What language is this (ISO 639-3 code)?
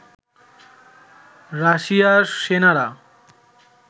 ben